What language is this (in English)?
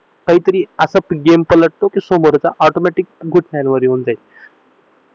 Marathi